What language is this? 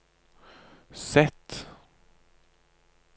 Norwegian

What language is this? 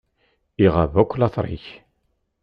Kabyle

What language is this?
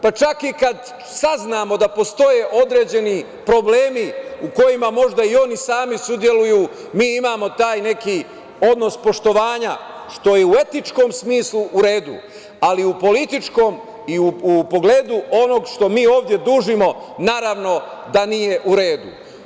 Serbian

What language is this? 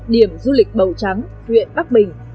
Vietnamese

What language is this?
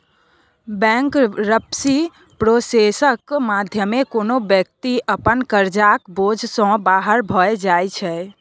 Maithili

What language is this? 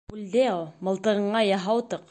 Bashkir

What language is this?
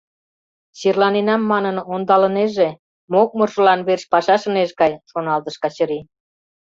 Mari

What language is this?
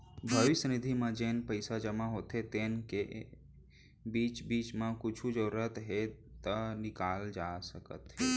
Chhattisgarhi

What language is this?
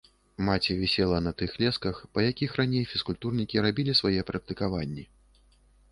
Belarusian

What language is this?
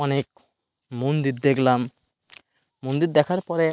Bangla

